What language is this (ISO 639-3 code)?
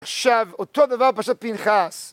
heb